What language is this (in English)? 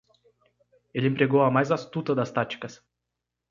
Portuguese